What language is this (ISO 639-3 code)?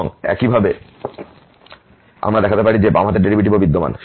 ben